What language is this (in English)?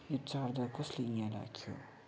Nepali